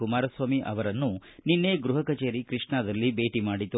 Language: Kannada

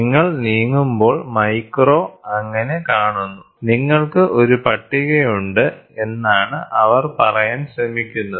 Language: Malayalam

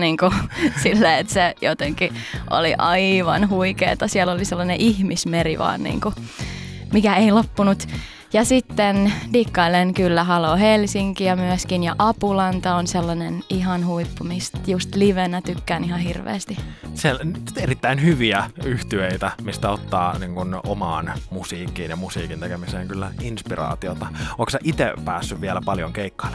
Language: Finnish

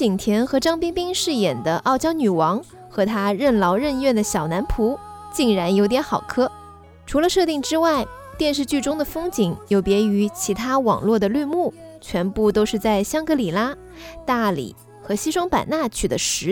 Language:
Chinese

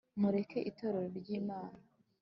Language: Kinyarwanda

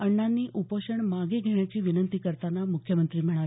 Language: Marathi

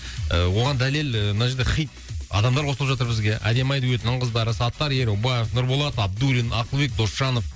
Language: Kazakh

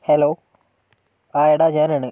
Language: Malayalam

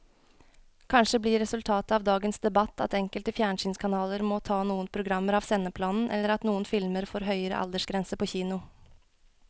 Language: Norwegian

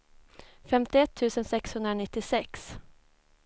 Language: Swedish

